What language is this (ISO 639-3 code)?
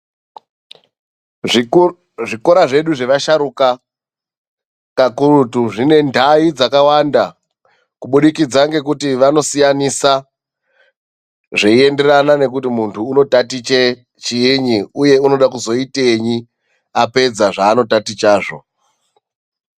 ndc